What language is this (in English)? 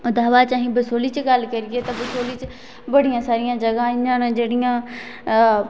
Dogri